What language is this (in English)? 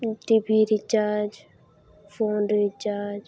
Santali